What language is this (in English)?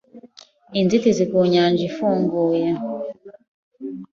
Kinyarwanda